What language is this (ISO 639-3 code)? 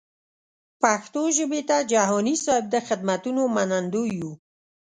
pus